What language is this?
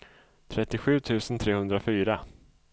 Swedish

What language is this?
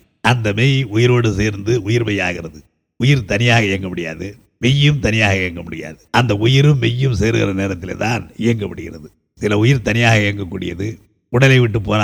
Tamil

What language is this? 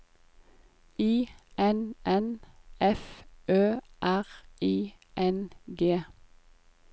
Norwegian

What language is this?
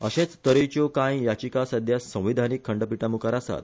Konkani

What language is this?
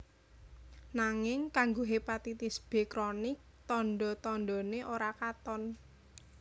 Javanese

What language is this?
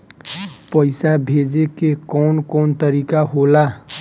Bhojpuri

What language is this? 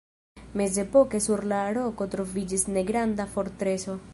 Esperanto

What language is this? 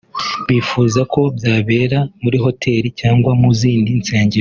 Kinyarwanda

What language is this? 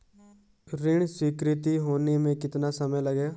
Hindi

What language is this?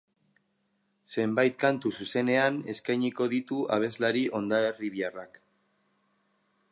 Basque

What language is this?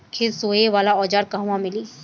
Bhojpuri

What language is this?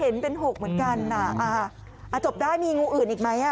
Thai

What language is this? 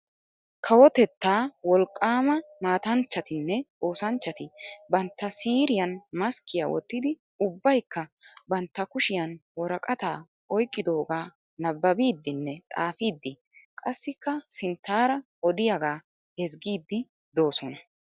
Wolaytta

